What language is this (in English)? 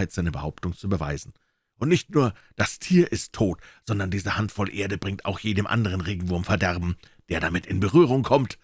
German